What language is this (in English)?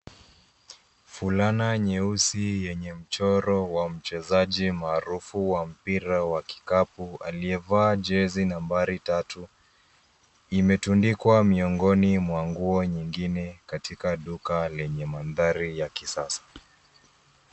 Swahili